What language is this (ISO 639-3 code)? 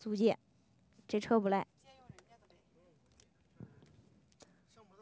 zho